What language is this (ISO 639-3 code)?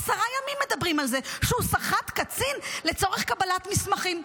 heb